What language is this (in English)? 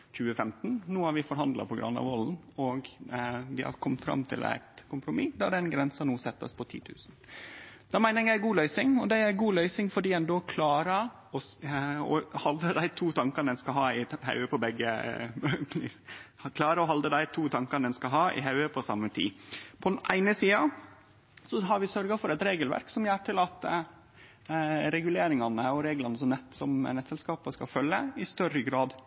Norwegian Nynorsk